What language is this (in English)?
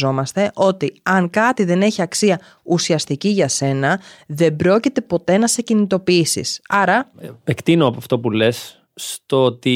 Greek